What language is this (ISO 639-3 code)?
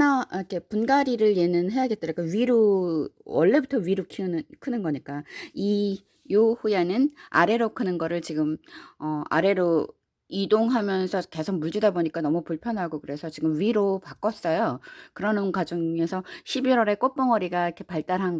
kor